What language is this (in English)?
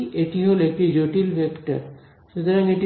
Bangla